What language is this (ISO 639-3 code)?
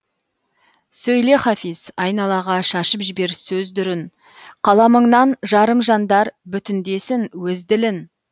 kaz